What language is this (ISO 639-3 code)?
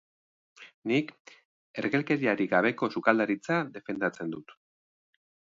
eus